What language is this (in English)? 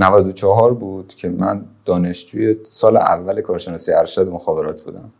Persian